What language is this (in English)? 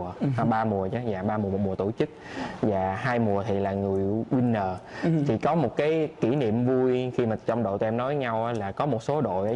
Vietnamese